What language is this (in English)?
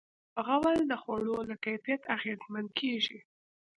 Pashto